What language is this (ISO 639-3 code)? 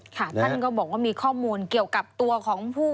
tha